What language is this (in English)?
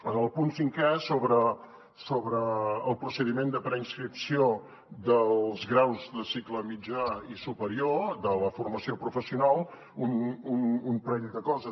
Catalan